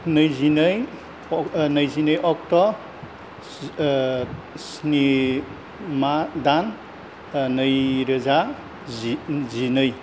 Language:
Bodo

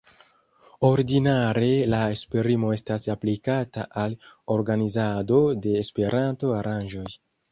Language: Esperanto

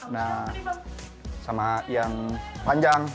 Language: Indonesian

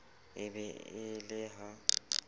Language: Southern Sotho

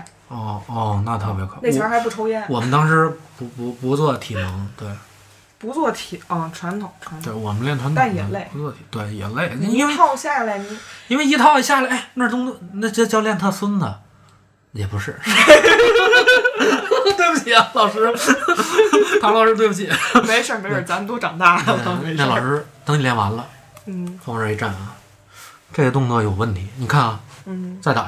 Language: Chinese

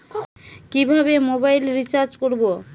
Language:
Bangla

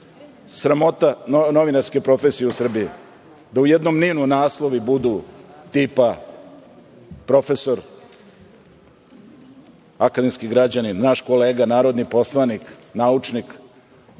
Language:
Serbian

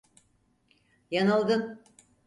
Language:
Turkish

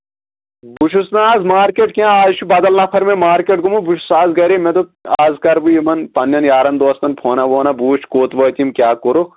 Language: Kashmiri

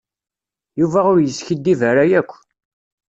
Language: Kabyle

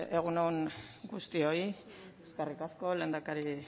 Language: Basque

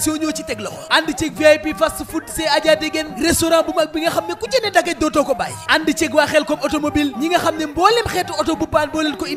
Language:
French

